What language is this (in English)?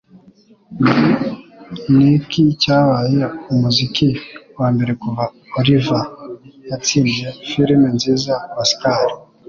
Kinyarwanda